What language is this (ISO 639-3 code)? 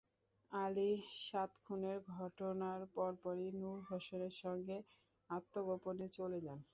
ben